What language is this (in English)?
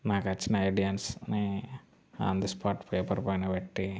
Telugu